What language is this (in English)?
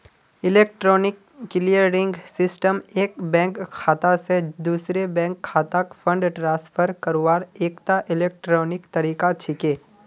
Magahi